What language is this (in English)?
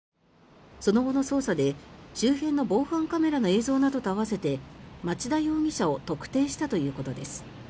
Japanese